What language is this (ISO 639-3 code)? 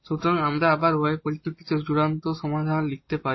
ben